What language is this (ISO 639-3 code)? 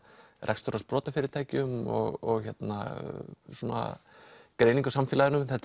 isl